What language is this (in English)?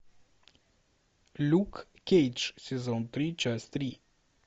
Russian